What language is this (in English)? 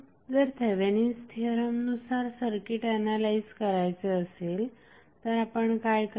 Marathi